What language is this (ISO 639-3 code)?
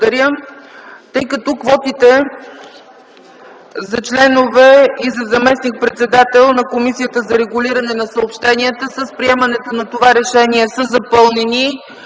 bul